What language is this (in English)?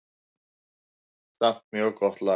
Icelandic